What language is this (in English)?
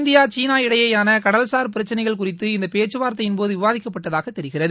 Tamil